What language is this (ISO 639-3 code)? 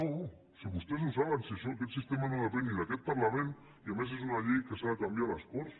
cat